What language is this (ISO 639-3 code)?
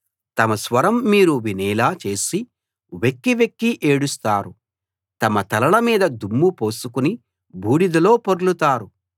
tel